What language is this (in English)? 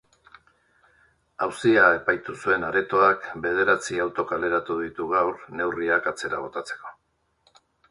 Basque